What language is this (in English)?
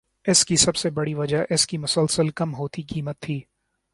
Urdu